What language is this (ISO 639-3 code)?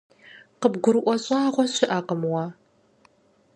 kbd